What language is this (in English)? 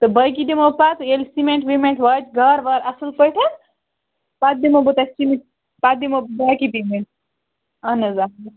Kashmiri